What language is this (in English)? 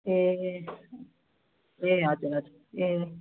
Nepali